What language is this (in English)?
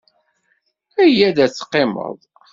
Kabyle